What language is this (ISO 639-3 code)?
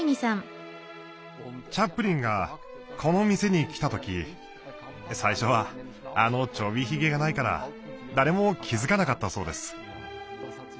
jpn